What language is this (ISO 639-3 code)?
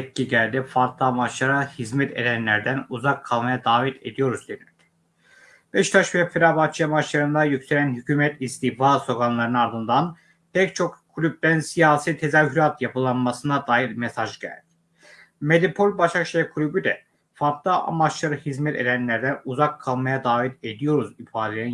tur